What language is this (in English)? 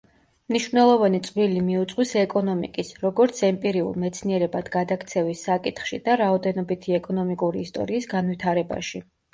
Georgian